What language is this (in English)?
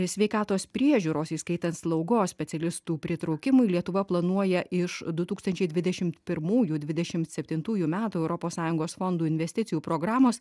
Lithuanian